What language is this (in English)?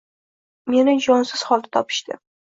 Uzbek